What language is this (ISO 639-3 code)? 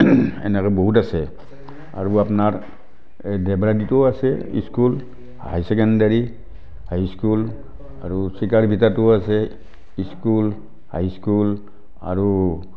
asm